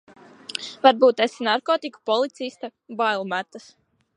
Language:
Latvian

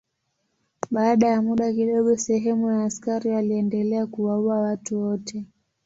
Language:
Swahili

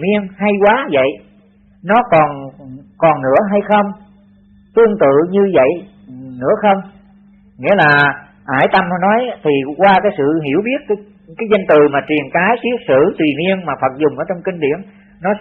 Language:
Vietnamese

